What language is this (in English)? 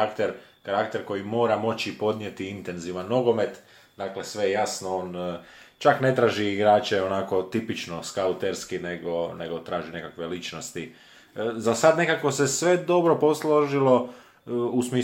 Croatian